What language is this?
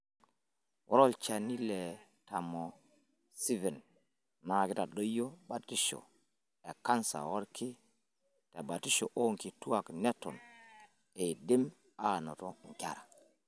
Masai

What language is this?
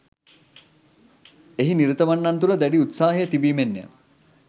Sinhala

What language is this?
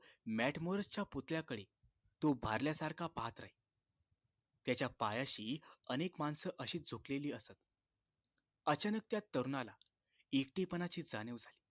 Marathi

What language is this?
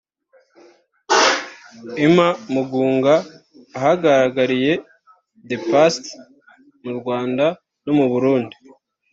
Kinyarwanda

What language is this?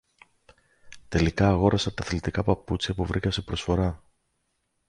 Greek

